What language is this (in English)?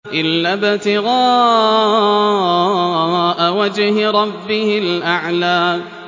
Arabic